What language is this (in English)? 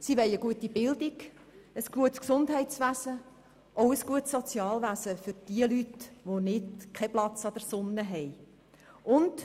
Swiss German